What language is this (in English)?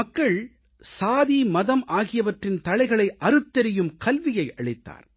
Tamil